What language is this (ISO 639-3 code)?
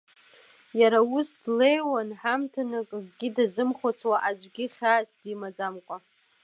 abk